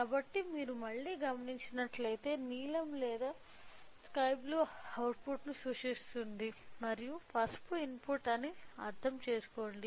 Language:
Telugu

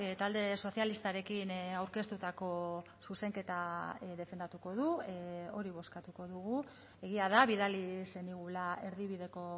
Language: Basque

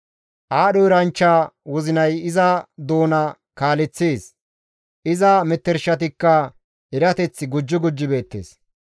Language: Gamo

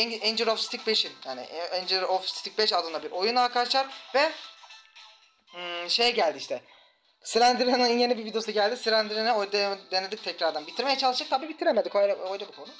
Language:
Turkish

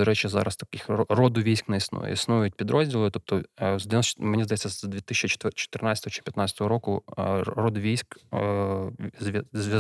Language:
Ukrainian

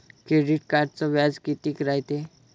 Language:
Marathi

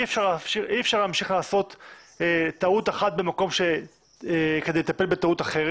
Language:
Hebrew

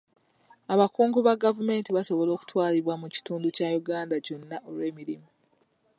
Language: Ganda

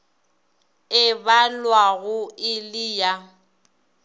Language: Northern Sotho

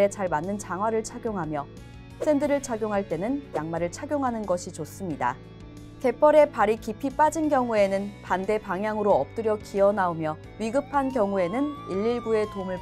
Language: Korean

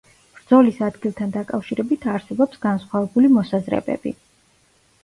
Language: Georgian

